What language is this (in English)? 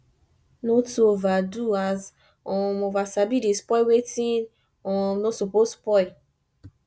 Nigerian Pidgin